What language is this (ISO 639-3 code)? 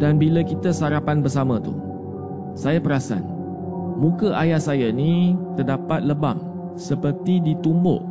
msa